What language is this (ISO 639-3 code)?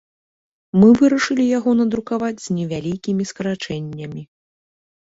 bel